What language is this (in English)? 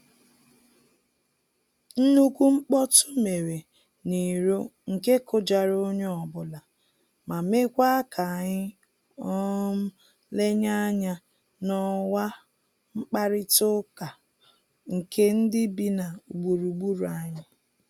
Igbo